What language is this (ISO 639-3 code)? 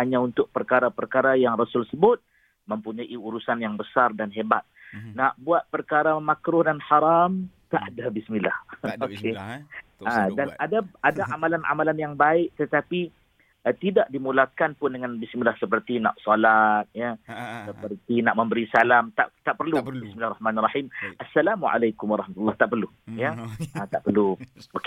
msa